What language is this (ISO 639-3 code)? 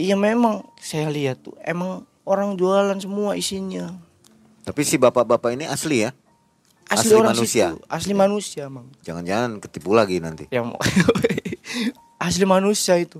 ind